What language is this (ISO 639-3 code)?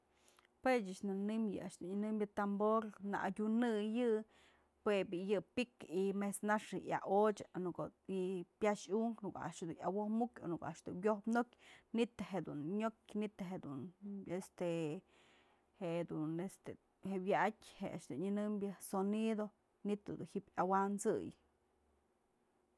mzl